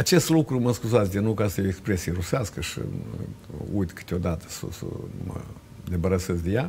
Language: Romanian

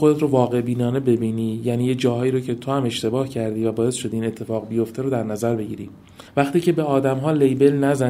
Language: Persian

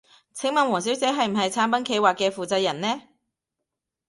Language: Cantonese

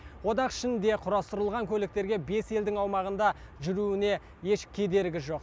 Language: Kazakh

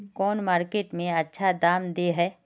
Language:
Magahi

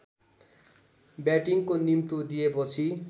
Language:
Nepali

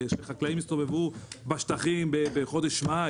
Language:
Hebrew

